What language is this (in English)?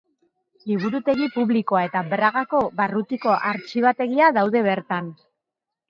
Basque